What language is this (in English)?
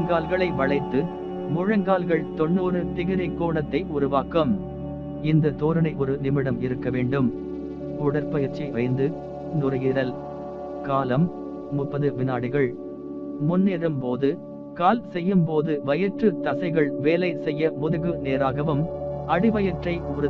Tamil